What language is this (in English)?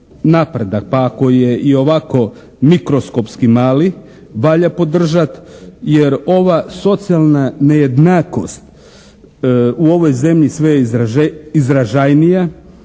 Croatian